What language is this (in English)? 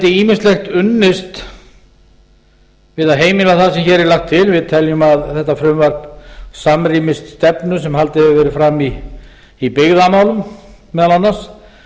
Icelandic